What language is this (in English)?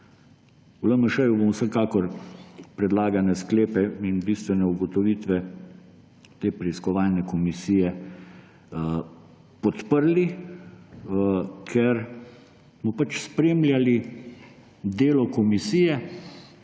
Slovenian